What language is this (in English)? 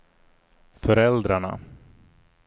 Swedish